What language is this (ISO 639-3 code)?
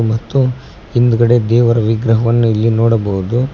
kan